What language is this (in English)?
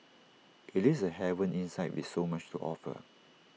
English